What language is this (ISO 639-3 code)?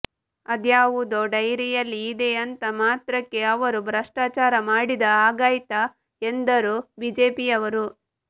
kan